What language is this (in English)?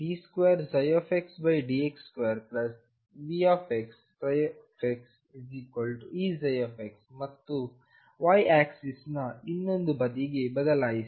Kannada